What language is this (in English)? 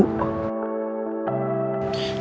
Indonesian